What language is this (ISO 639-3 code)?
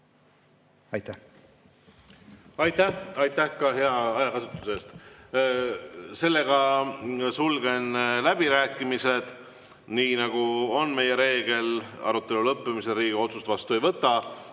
est